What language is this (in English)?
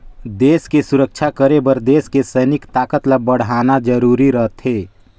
Chhattisgarhi